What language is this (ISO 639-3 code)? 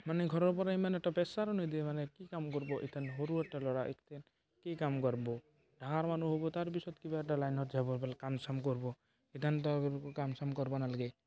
asm